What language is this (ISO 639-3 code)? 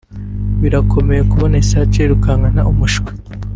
kin